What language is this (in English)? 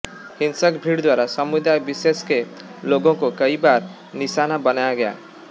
Hindi